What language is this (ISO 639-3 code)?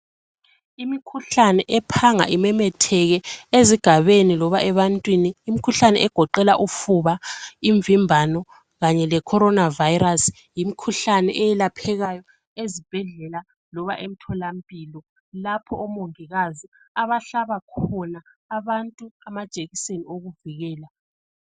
nde